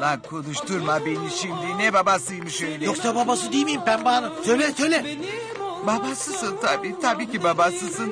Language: Turkish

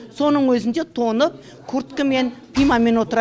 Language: Kazakh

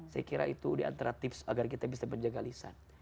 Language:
Indonesian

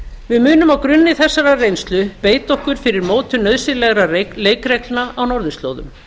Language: Icelandic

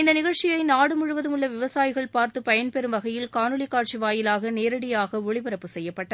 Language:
Tamil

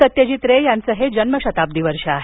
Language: Marathi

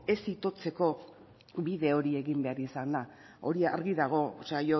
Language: Basque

